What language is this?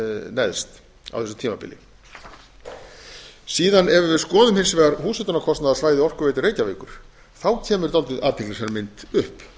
Icelandic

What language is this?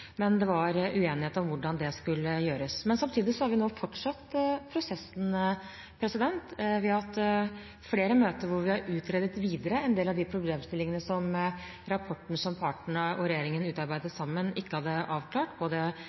Norwegian Bokmål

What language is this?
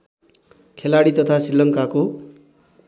Nepali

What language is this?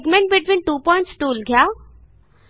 Marathi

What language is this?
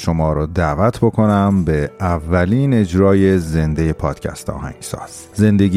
Persian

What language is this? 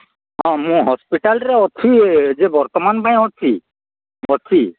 Odia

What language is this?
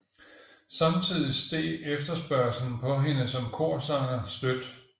Danish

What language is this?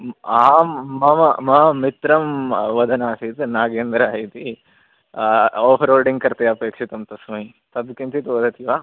Sanskrit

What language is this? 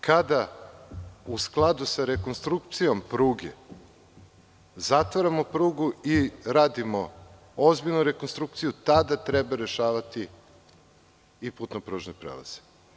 Serbian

